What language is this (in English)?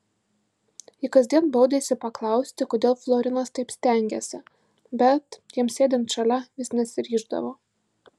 Lithuanian